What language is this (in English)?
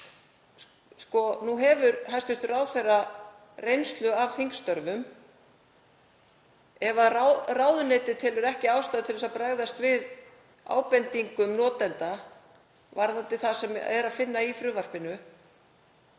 Icelandic